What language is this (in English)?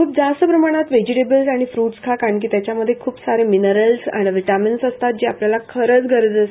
Marathi